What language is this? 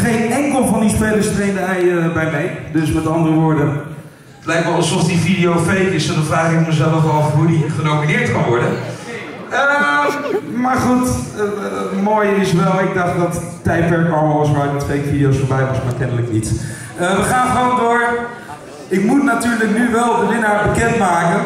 Dutch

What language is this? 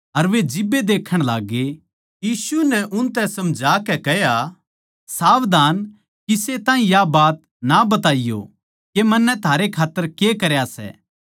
Haryanvi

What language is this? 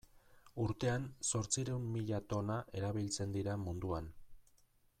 Basque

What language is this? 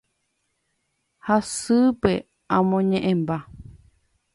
Guarani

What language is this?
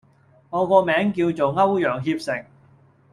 Cantonese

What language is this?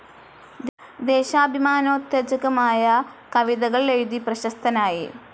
Malayalam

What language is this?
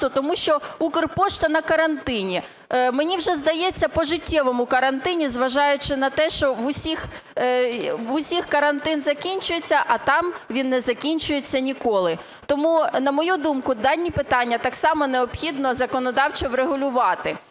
Ukrainian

